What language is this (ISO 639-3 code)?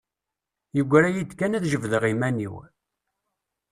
kab